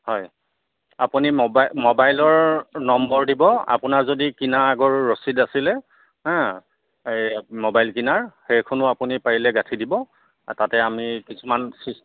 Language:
Assamese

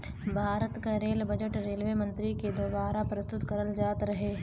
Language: Bhojpuri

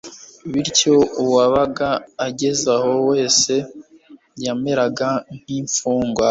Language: Kinyarwanda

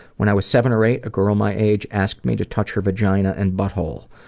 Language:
English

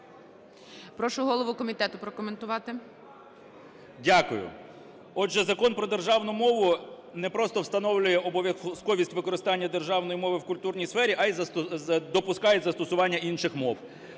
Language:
Ukrainian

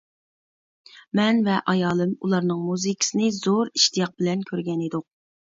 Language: Uyghur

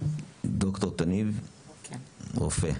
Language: Hebrew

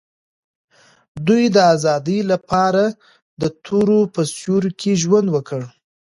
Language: Pashto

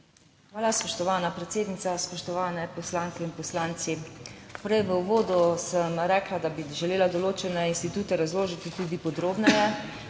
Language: Slovenian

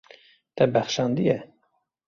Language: Kurdish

